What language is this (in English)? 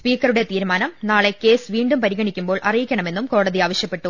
Malayalam